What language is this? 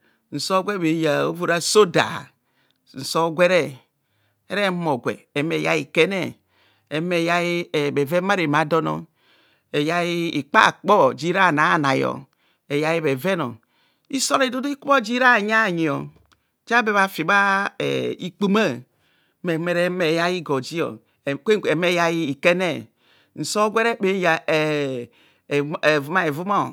Kohumono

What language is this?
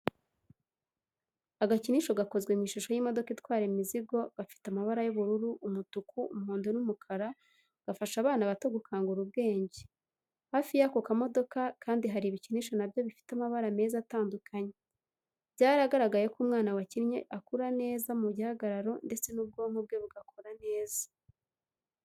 Kinyarwanda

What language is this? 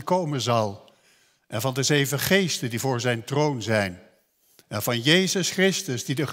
Dutch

